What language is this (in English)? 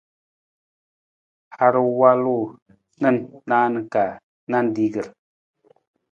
Nawdm